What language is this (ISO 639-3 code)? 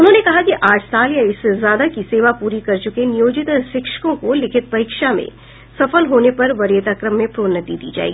hin